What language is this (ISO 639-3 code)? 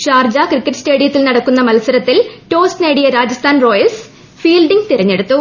mal